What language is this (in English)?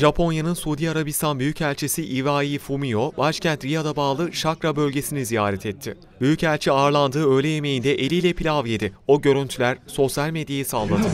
Turkish